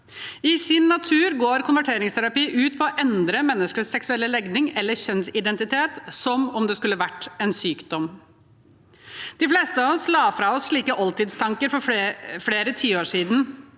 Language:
Norwegian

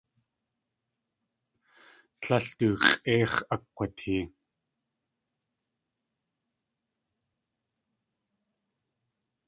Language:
Tlingit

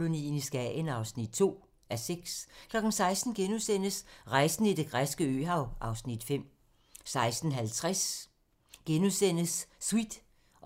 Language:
Danish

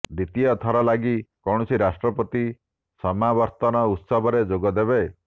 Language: Odia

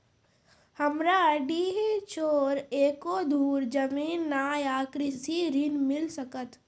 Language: Maithili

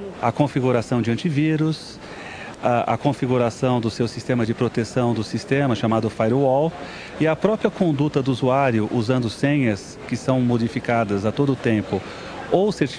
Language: Portuguese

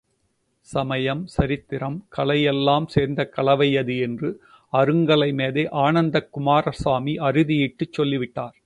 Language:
Tamil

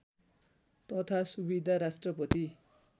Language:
Nepali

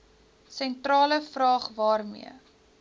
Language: Afrikaans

